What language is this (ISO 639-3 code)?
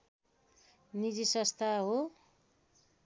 nep